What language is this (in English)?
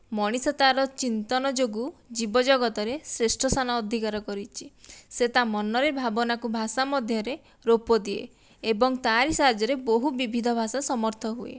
Odia